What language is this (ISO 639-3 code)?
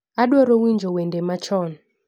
luo